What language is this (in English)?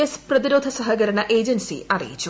Malayalam